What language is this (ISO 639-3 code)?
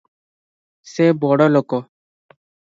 ori